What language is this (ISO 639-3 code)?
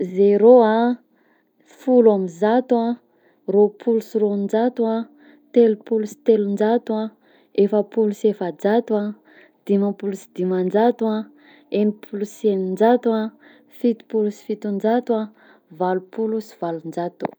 bzc